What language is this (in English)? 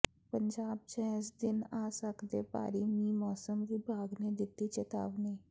Punjabi